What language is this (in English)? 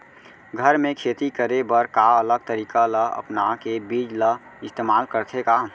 Chhattisgarhi